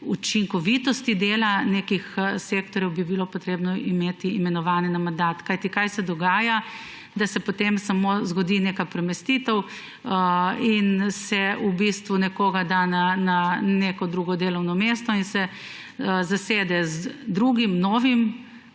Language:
Slovenian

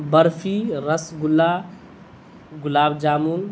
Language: Urdu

